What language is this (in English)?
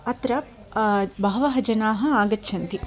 Sanskrit